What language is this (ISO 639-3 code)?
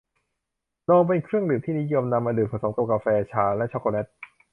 tha